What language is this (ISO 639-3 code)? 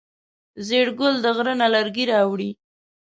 pus